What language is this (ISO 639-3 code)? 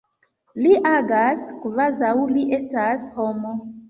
epo